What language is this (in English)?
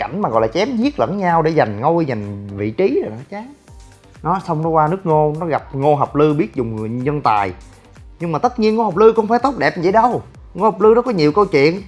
Vietnamese